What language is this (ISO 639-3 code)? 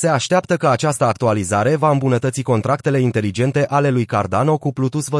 ron